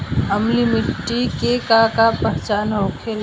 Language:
Bhojpuri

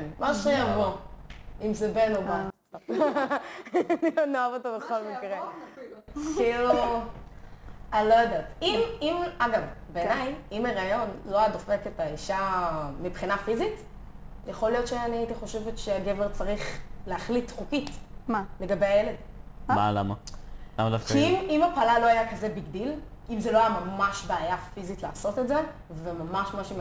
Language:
Hebrew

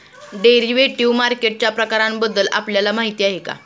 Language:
Marathi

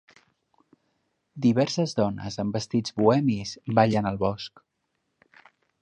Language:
Catalan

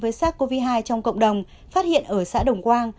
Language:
Vietnamese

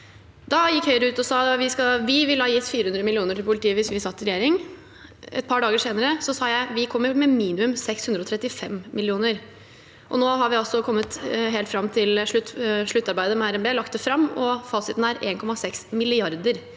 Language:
Norwegian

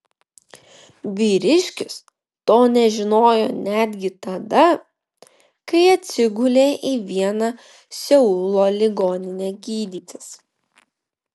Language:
Lithuanian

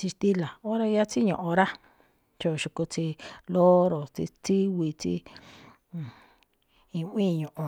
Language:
Malinaltepec Me'phaa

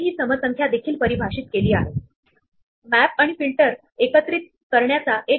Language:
Marathi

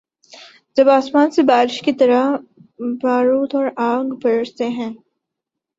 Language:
Urdu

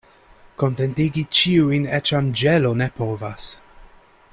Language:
Esperanto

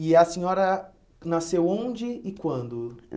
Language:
Portuguese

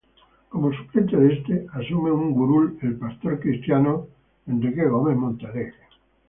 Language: Spanish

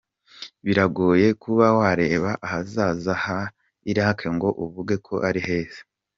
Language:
Kinyarwanda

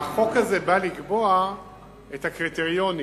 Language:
Hebrew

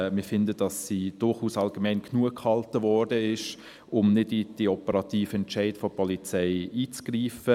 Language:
Swiss German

